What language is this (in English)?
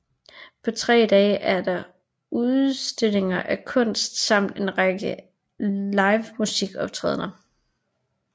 Danish